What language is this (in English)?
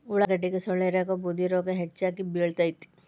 Kannada